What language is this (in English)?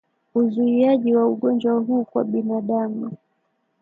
Swahili